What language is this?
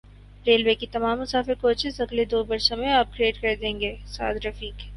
Urdu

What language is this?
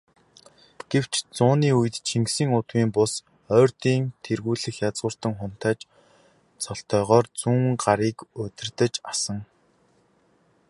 Mongolian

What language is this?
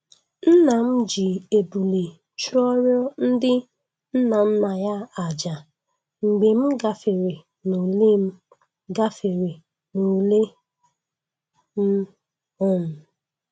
Igbo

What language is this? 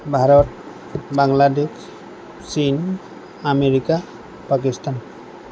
Assamese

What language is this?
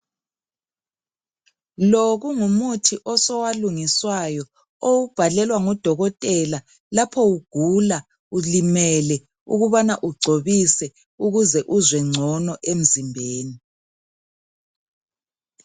North Ndebele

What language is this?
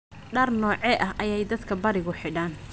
Somali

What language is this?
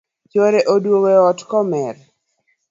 Luo (Kenya and Tanzania)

